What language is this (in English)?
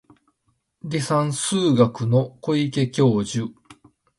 Japanese